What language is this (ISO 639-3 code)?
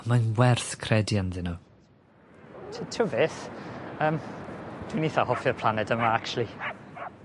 cym